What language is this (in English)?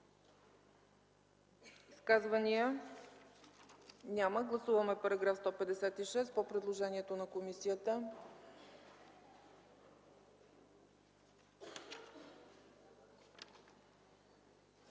Bulgarian